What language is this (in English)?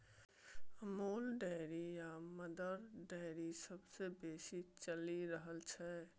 Maithili